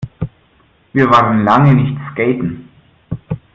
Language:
German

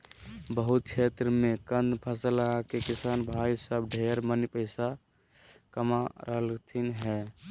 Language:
Magahi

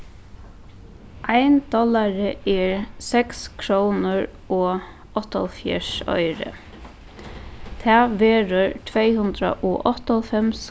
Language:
Faroese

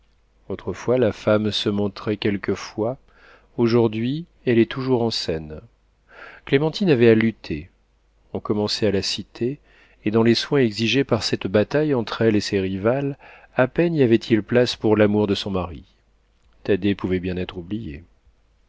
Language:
French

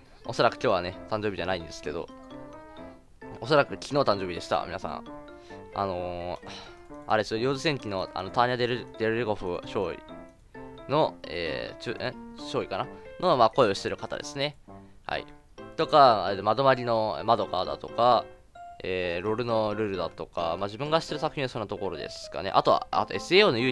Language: Japanese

